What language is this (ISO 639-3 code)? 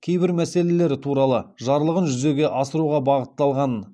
kaz